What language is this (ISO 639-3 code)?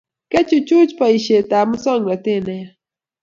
kln